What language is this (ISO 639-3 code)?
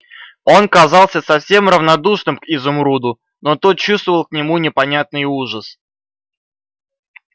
rus